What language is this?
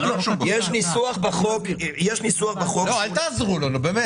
Hebrew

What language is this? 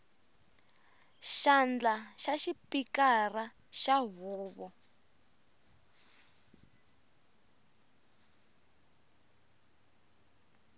Tsonga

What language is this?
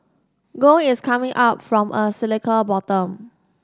English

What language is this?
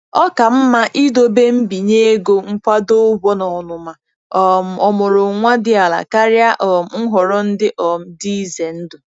Igbo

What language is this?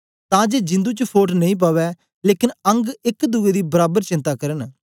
Dogri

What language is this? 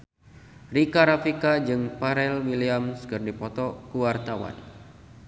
Sundanese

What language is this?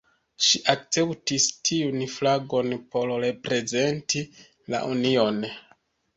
Esperanto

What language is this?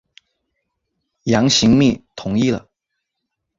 Chinese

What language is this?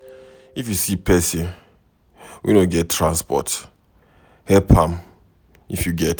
Nigerian Pidgin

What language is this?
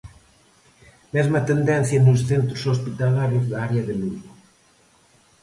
Galician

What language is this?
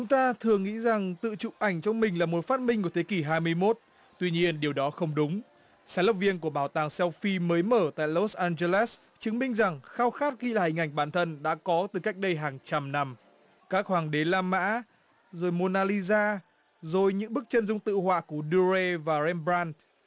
Vietnamese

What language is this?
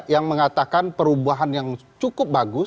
Indonesian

